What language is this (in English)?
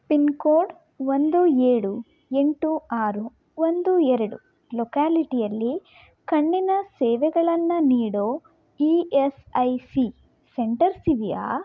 Kannada